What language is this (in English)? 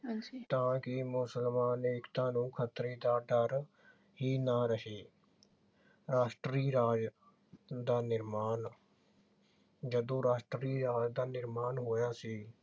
Punjabi